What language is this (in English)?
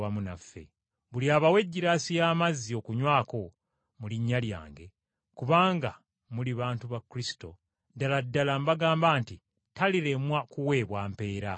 Ganda